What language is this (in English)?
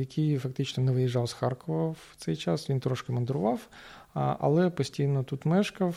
Ukrainian